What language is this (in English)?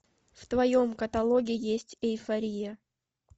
Russian